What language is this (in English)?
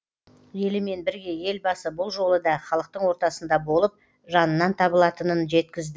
Kazakh